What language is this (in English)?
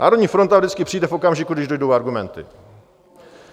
Czech